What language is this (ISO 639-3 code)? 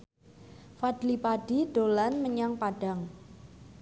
jav